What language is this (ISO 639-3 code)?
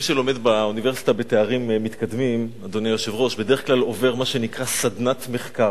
heb